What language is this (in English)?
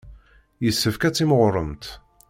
Kabyle